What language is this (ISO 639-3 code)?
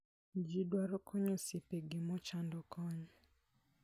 luo